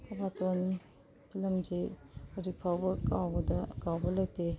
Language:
Manipuri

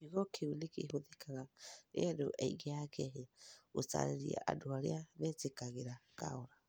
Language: Kikuyu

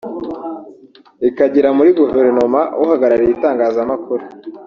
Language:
Kinyarwanda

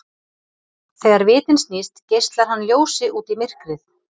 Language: Icelandic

